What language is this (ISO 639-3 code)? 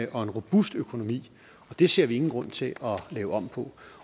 dan